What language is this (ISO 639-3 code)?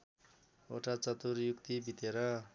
nep